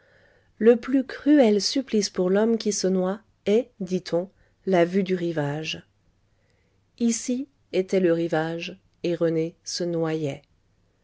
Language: French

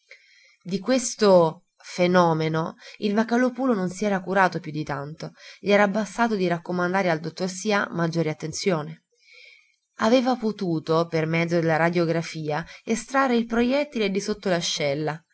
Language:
Italian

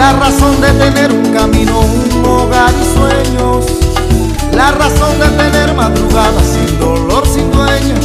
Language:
Romanian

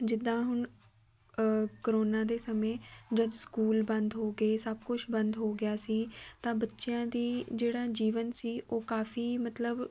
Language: Punjabi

